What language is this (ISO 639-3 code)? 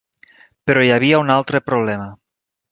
cat